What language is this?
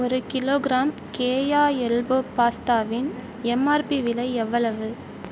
Tamil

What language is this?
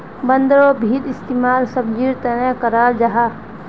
Magahi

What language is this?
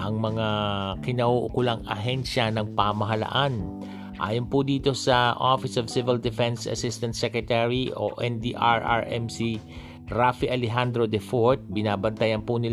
Filipino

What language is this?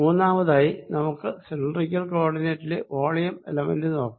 Malayalam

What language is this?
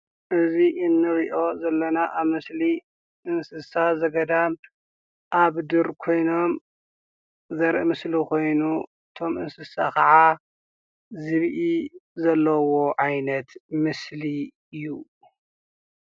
Tigrinya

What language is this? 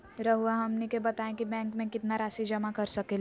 Magahi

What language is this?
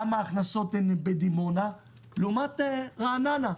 Hebrew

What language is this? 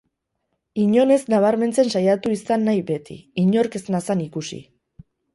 Basque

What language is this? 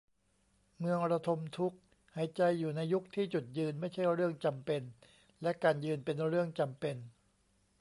Thai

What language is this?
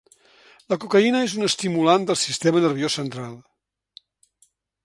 Catalan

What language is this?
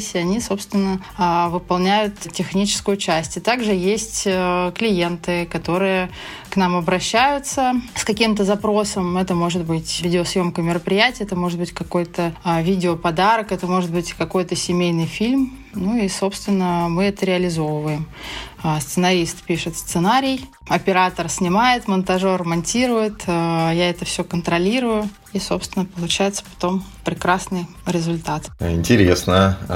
Russian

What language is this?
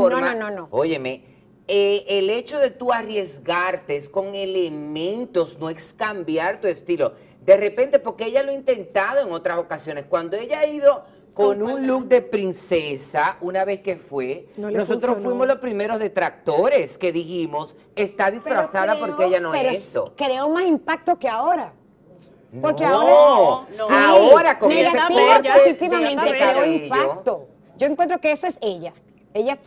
Spanish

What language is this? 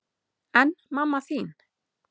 Icelandic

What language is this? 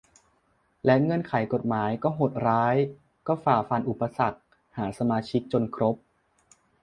Thai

